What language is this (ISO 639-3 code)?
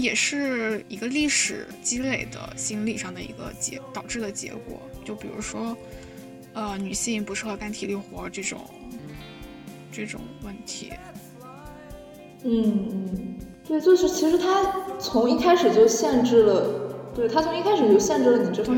zho